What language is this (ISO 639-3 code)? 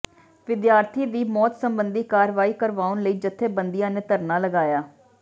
pan